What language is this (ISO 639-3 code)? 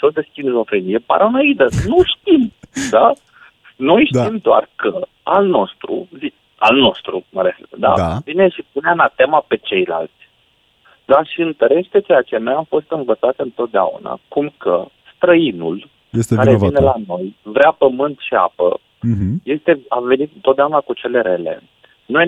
ron